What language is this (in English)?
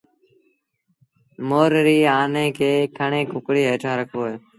Sindhi Bhil